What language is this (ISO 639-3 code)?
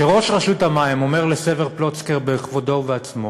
heb